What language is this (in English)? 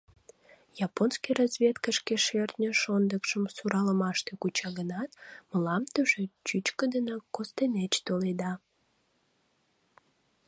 Mari